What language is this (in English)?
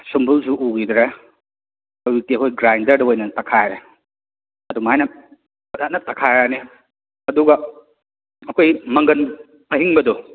Manipuri